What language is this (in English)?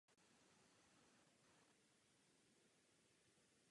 Czech